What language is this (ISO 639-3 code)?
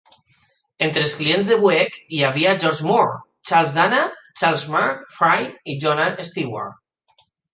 cat